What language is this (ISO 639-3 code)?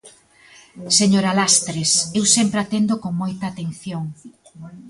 glg